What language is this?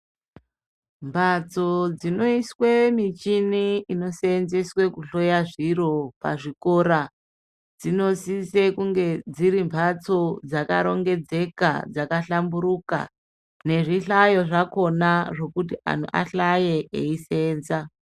Ndau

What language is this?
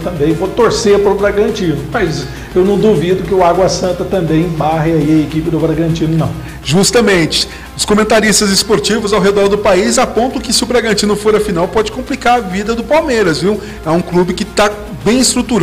Portuguese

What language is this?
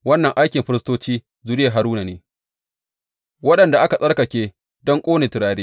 Hausa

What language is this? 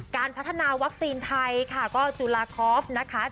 Thai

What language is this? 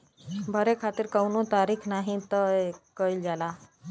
Bhojpuri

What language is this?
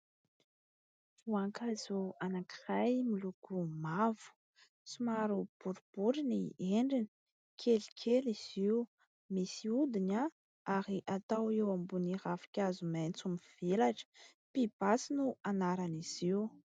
Malagasy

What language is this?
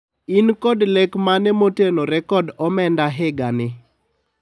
Luo (Kenya and Tanzania)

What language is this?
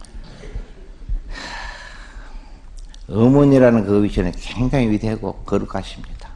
Korean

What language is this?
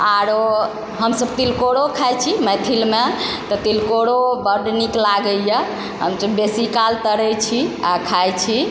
Maithili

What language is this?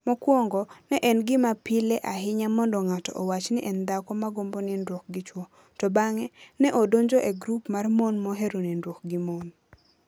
Luo (Kenya and Tanzania)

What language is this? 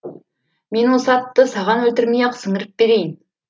Kazakh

